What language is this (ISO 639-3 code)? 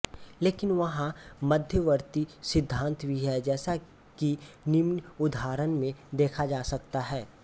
hin